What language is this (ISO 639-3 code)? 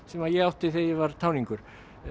isl